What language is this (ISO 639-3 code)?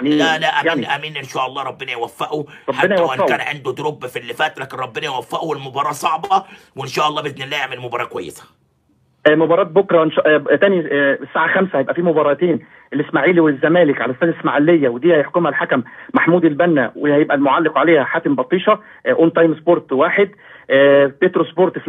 ara